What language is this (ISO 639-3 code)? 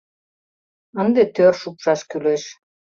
chm